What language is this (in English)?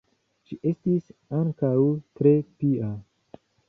Esperanto